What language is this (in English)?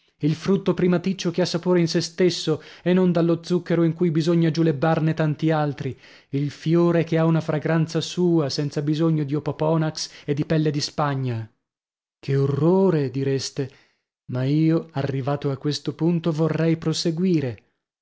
Italian